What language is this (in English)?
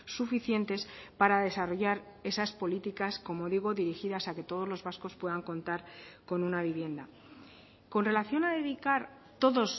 Spanish